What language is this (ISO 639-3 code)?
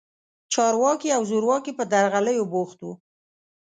pus